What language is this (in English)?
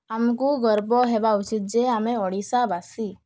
Odia